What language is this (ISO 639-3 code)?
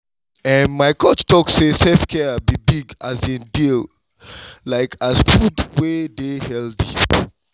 pcm